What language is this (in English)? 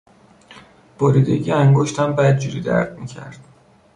Persian